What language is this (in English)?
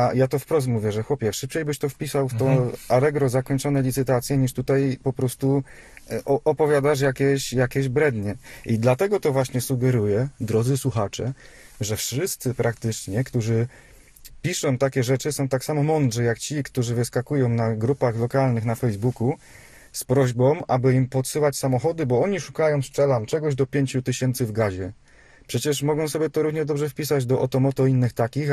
Polish